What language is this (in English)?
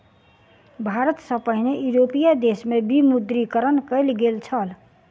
Maithili